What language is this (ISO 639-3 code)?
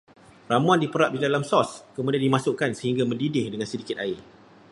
msa